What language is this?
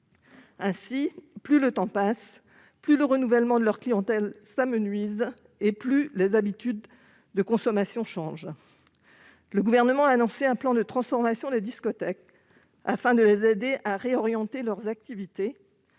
French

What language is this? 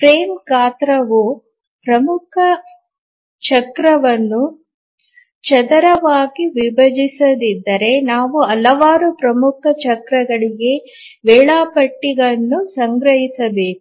Kannada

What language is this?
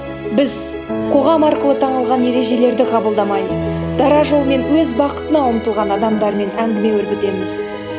Kazakh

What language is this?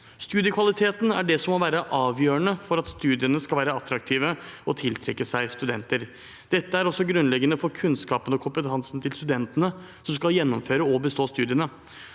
Norwegian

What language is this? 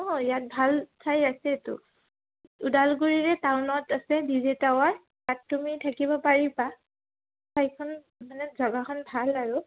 Assamese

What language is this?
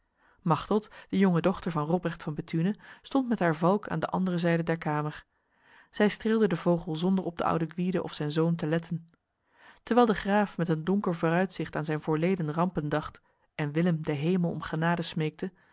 Dutch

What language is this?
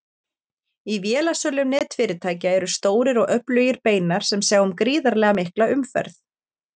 Icelandic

